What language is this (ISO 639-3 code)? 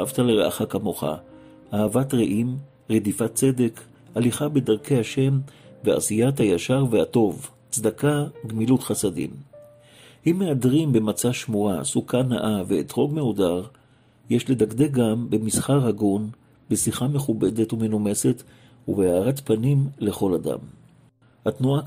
heb